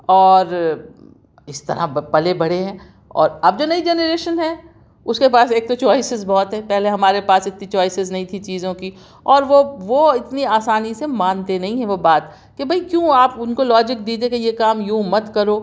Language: Urdu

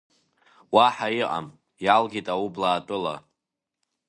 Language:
Abkhazian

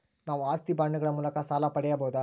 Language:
Kannada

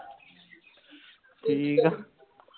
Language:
Punjabi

